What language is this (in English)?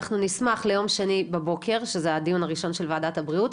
Hebrew